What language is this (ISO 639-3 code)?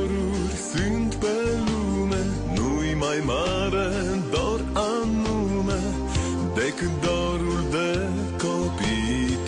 ron